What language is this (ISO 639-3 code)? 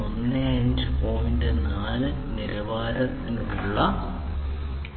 mal